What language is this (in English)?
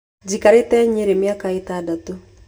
Kikuyu